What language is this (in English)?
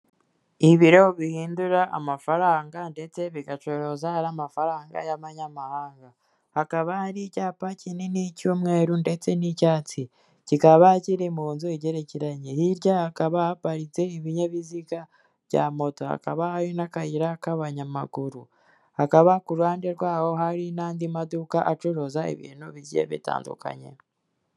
Kinyarwanda